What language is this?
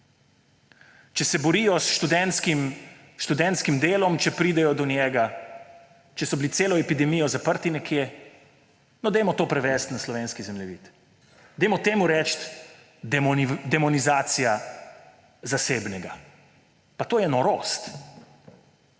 Slovenian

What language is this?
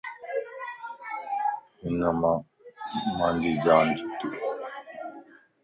Lasi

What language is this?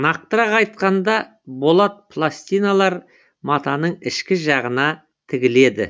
Kazakh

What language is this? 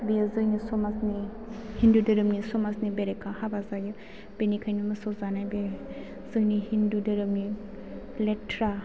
Bodo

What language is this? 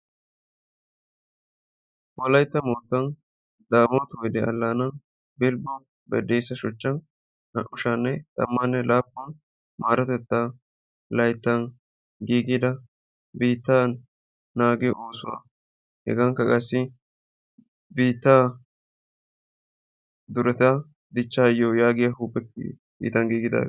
Wolaytta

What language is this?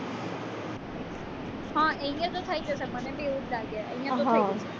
Gujarati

